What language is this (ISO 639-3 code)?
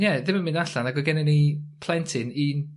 cym